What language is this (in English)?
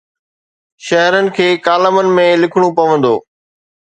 Sindhi